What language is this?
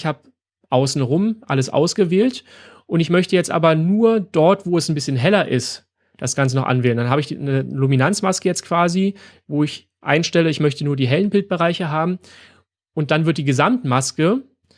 German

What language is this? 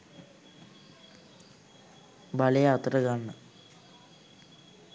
Sinhala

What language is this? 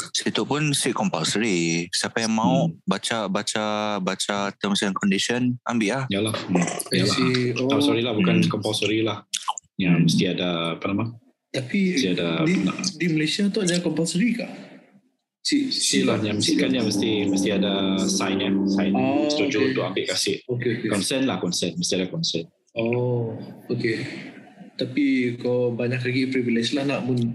Malay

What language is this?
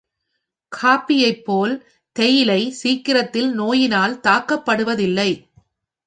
Tamil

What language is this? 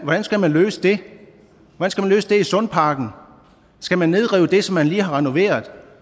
Danish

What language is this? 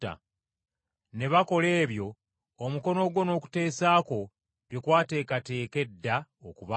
Ganda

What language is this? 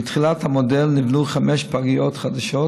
Hebrew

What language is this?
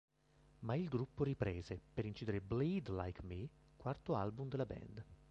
Italian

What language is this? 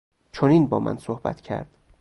Persian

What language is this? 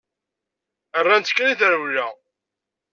Kabyle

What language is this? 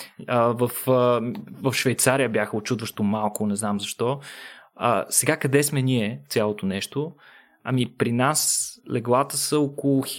Bulgarian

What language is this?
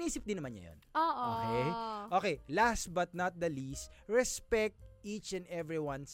Filipino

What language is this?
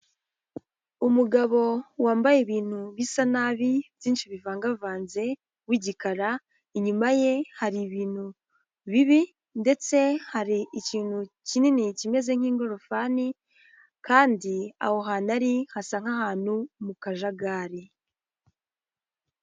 Kinyarwanda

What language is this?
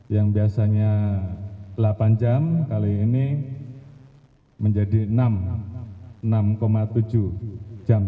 Indonesian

